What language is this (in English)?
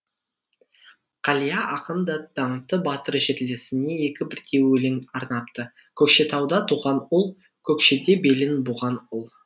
Kazakh